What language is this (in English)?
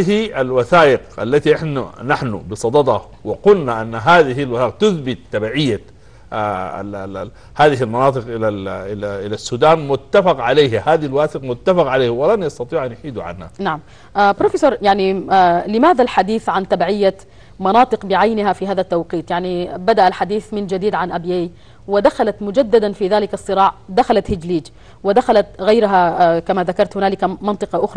Arabic